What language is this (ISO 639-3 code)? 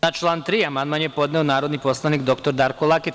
srp